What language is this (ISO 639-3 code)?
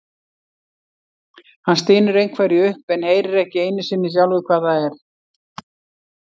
isl